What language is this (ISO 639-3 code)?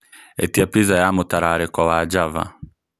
kik